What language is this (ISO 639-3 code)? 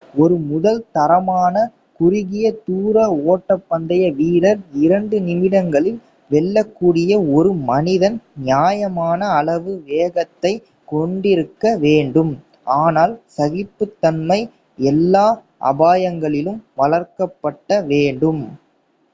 tam